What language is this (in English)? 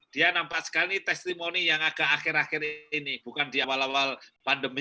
Indonesian